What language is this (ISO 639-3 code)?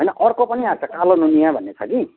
nep